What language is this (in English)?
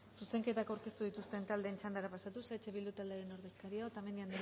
Basque